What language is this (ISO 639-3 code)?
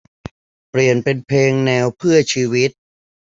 tha